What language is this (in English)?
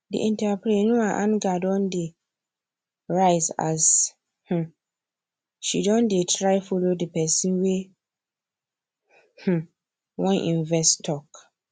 Nigerian Pidgin